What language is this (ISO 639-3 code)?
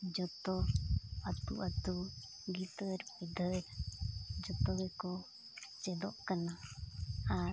sat